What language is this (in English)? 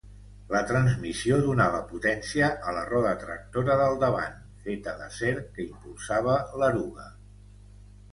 Catalan